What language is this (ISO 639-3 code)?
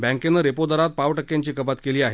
mar